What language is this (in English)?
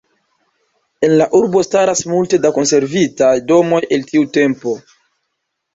Esperanto